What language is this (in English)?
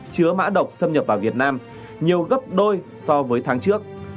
Vietnamese